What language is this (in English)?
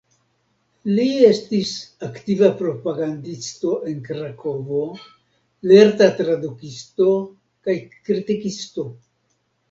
Esperanto